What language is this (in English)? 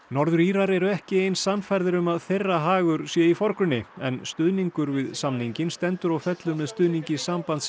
Icelandic